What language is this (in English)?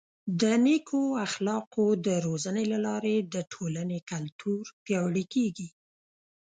Pashto